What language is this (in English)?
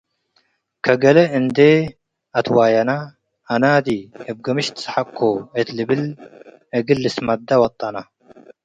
Tigre